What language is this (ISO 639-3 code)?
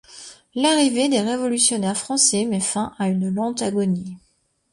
fra